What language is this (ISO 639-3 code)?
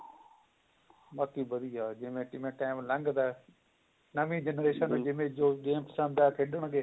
pan